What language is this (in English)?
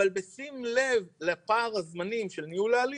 Hebrew